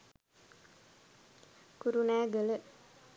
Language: Sinhala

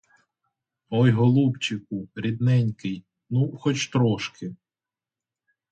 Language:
Ukrainian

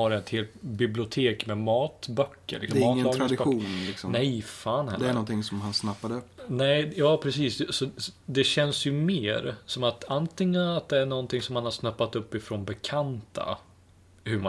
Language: Swedish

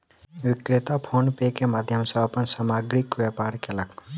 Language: Maithili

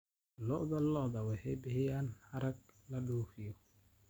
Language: Somali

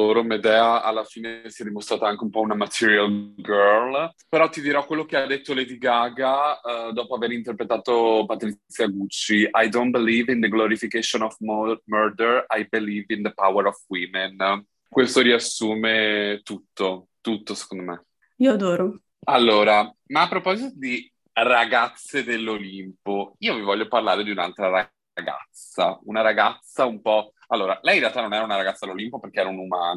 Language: Italian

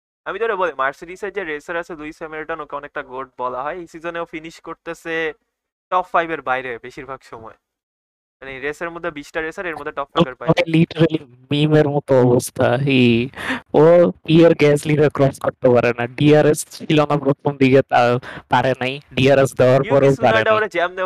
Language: Bangla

